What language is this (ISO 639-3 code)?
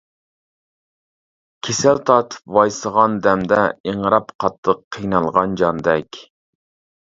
uig